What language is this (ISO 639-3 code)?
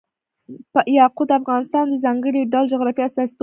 pus